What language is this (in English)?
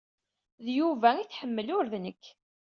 Kabyle